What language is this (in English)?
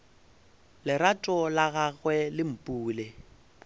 Northern Sotho